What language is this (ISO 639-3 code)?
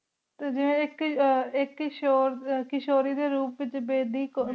pan